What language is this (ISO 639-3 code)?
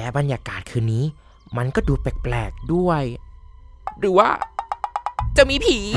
tha